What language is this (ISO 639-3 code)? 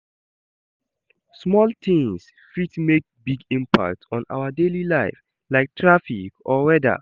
pcm